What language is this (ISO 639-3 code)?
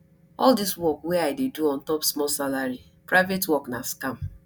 pcm